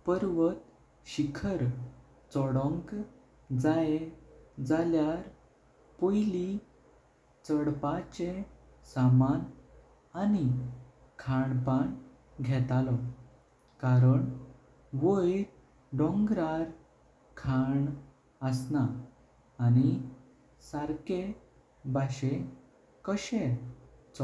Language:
Konkani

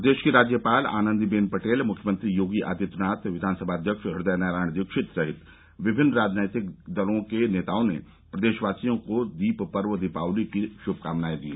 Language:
Hindi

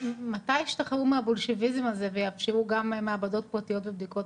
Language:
Hebrew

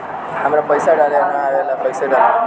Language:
Bhojpuri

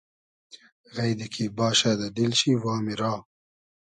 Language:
Hazaragi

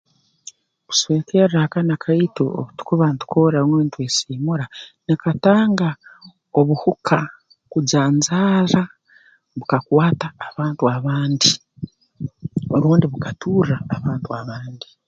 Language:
Tooro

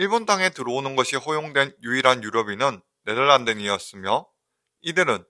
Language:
Korean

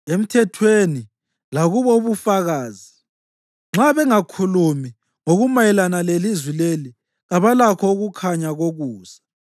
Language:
North Ndebele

